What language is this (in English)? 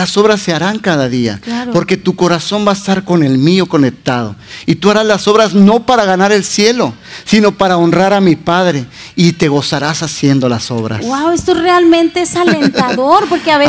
Spanish